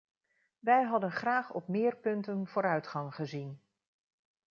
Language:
Dutch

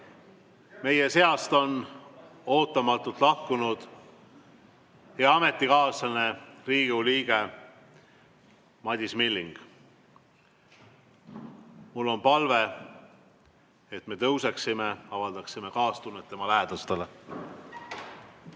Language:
Estonian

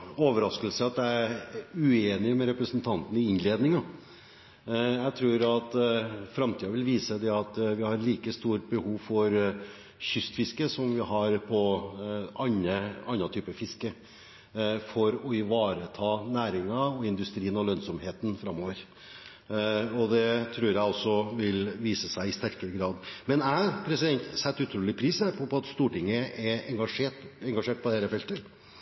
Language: Norwegian Bokmål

